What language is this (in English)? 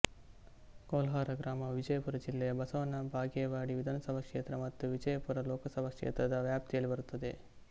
Kannada